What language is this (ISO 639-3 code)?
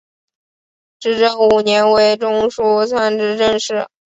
zho